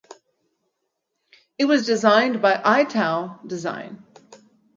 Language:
English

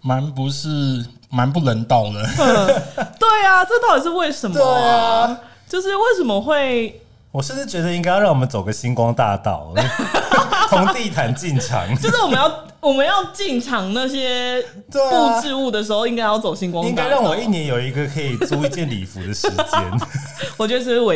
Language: Chinese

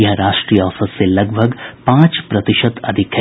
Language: Hindi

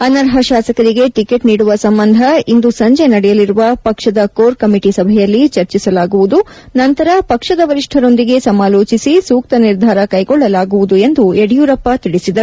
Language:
Kannada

